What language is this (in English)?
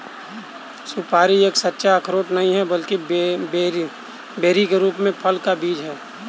Hindi